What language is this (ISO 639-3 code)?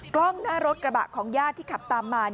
tha